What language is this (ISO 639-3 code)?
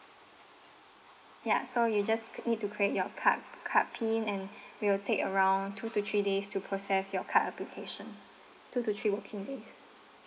eng